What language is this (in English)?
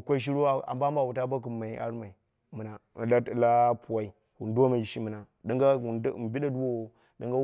Dera (Nigeria)